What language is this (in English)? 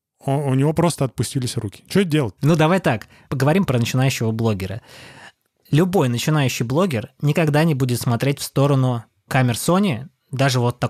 Russian